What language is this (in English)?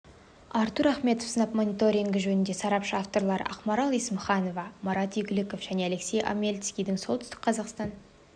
Kazakh